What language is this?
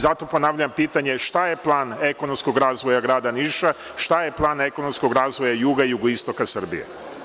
Serbian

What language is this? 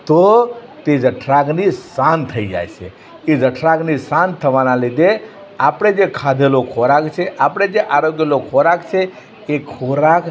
Gujarati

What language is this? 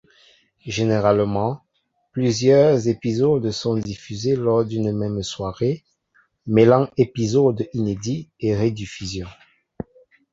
French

